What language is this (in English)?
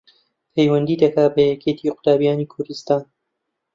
Central Kurdish